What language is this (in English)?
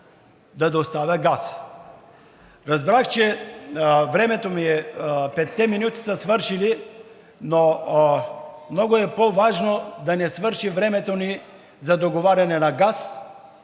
Bulgarian